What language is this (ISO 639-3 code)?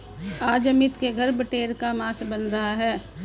hin